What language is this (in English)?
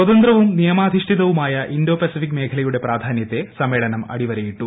Malayalam